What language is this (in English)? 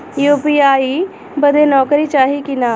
Bhojpuri